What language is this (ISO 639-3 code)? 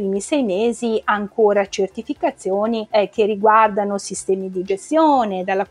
ita